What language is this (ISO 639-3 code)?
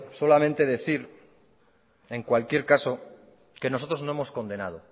spa